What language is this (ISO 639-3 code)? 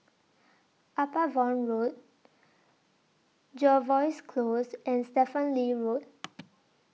eng